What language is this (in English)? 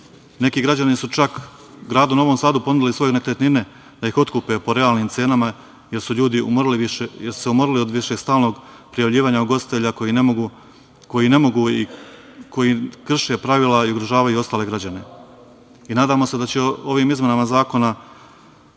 Serbian